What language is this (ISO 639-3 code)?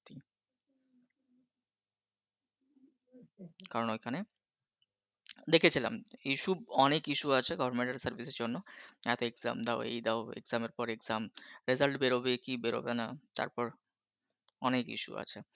ben